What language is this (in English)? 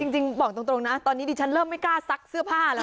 Thai